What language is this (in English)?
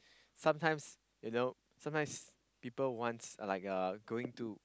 English